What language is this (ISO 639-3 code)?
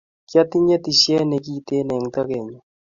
kln